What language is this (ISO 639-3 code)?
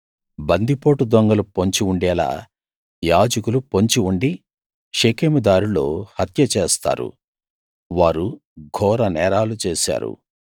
tel